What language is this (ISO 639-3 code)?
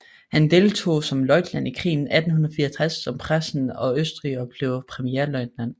dan